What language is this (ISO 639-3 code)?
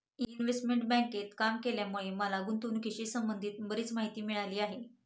mar